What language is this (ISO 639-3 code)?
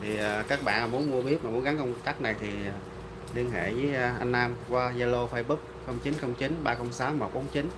vie